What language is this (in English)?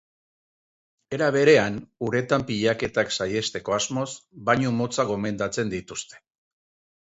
Basque